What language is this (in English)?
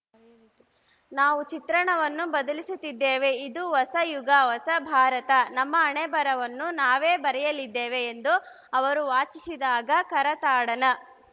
Kannada